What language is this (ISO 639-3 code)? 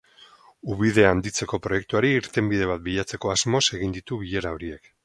eus